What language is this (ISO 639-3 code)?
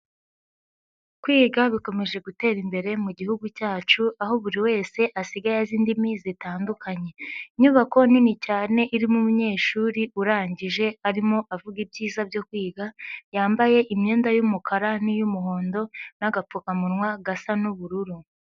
kin